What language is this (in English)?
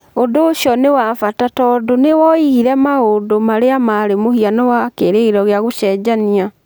Kikuyu